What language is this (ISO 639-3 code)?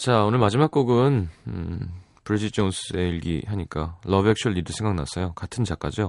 kor